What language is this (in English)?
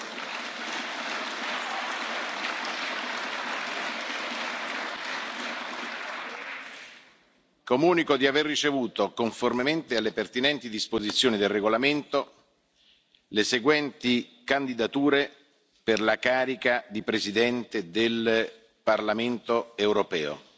Italian